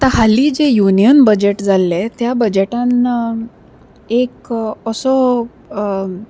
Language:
Konkani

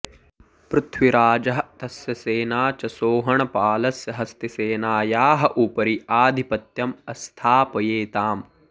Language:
Sanskrit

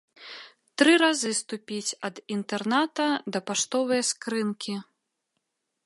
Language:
Belarusian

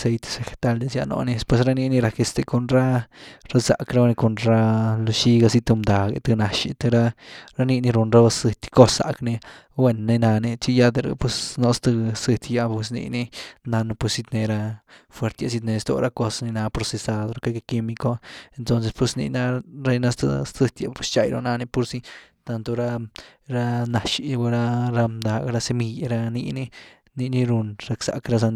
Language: Güilá Zapotec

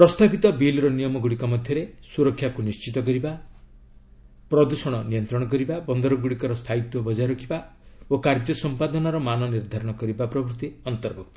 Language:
Odia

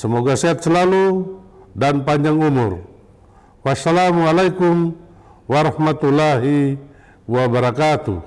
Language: Indonesian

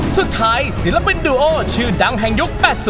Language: Thai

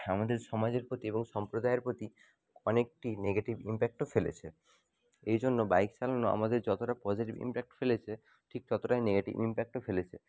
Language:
Bangla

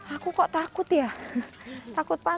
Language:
Indonesian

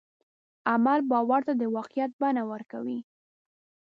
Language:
Pashto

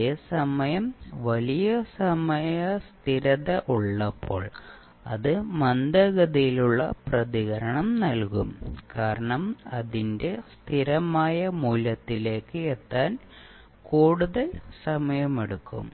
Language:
Malayalam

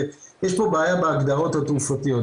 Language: Hebrew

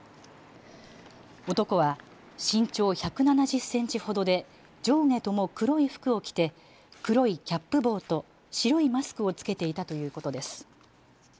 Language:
Japanese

